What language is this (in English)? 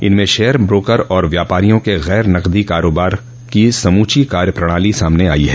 Hindi